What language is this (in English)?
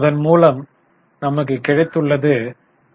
Tamil